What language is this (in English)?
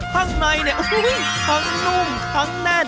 Thai